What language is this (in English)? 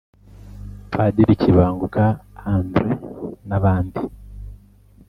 Kinyarwanda